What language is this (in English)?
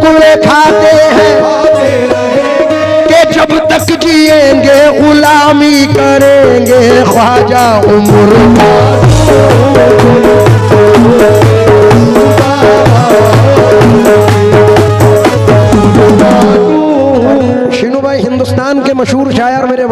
Arabic